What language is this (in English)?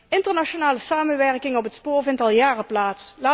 Dutch